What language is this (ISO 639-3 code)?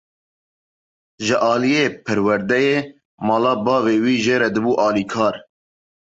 kur